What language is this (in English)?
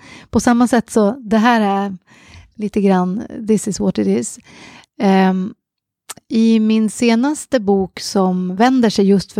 Swedish